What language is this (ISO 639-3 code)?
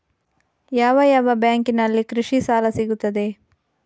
kan